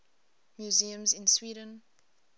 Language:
English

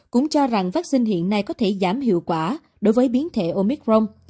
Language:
Vietnamese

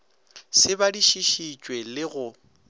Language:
Northern Sotho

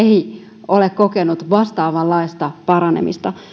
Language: Finnish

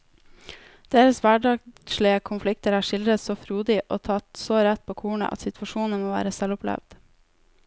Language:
Norwegian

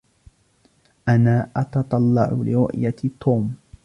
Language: Arabic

